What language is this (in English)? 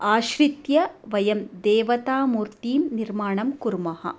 Sanskrit